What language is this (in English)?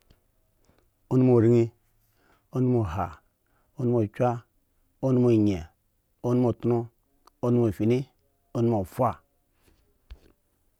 Eggon